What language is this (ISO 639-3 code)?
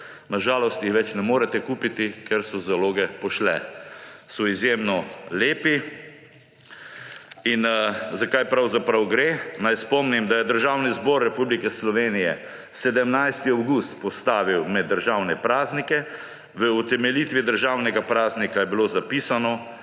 slv